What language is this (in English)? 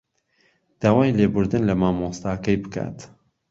Central Kurdish